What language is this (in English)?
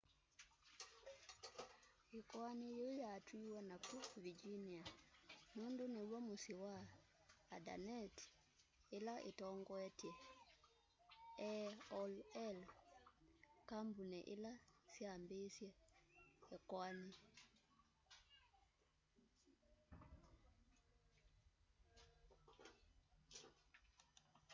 Kamba